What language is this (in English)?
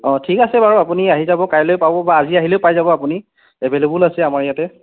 Assamese